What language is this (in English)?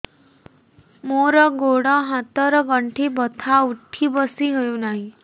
Odia